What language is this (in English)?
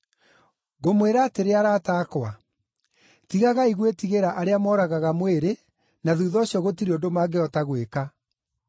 Kikuyu